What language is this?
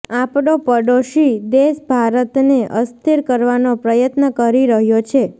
Gujarati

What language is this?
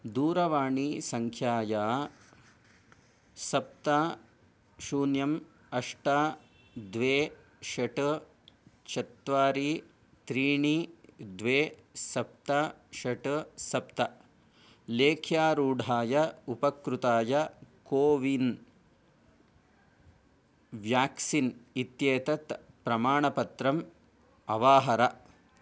Sanskrit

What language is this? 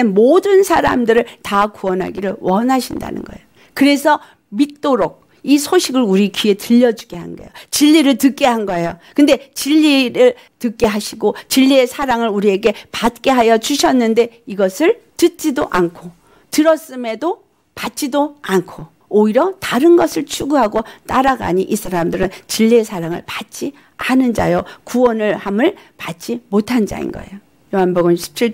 Korean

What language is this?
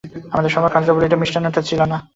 Bangla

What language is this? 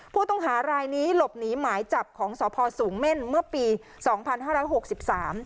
Thai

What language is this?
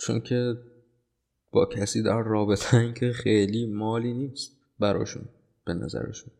Persian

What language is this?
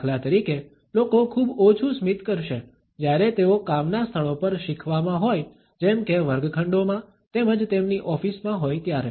Gujarati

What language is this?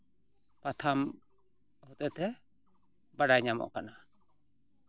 Santali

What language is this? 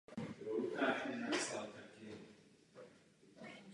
Czech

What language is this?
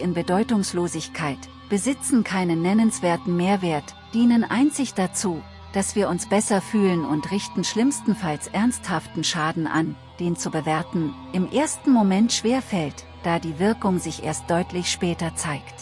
German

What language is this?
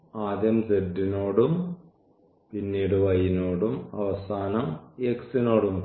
Malayalam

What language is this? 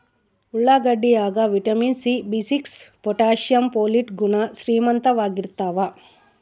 Kannada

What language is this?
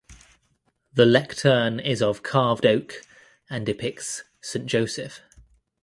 English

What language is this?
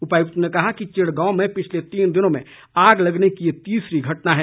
Hindi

